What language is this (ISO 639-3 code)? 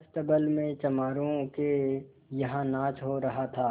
hin